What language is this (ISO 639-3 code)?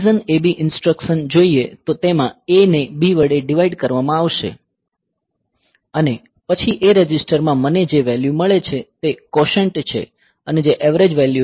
guj